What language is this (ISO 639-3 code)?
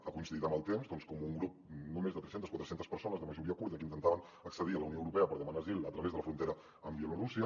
cat